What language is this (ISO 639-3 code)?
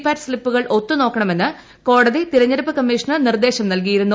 mal